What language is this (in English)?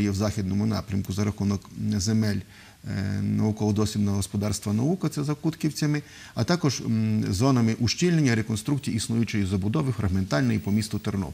Ukrainian